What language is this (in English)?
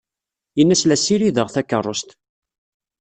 Kabyle